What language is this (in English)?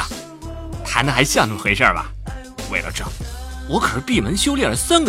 Chinese